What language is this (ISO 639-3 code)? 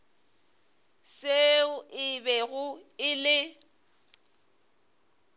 nso